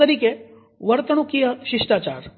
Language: Gujarati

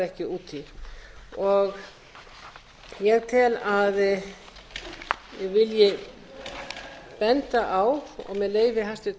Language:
Icelandic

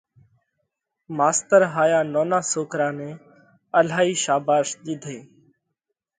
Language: Parkari Koli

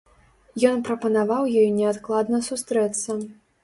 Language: Belarusian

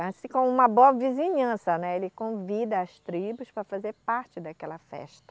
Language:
Portuguese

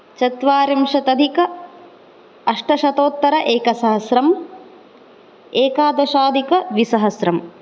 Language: Sanskrit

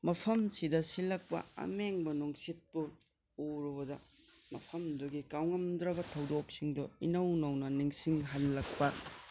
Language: Manipuri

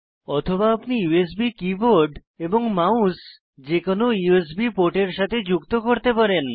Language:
Bangla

